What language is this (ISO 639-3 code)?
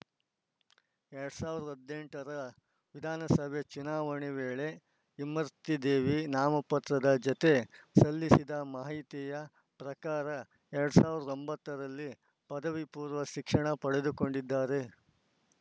kan